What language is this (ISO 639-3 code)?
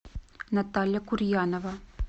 rus